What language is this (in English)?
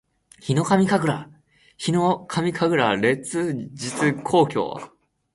Japanese